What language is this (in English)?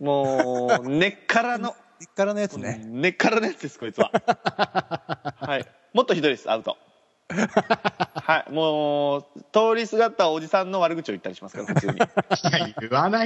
Japanese